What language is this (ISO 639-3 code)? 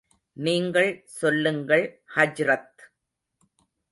tam